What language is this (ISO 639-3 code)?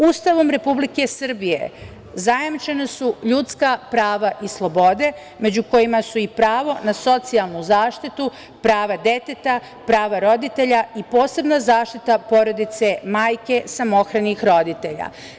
srp